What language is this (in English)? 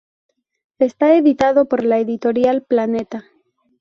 Spanish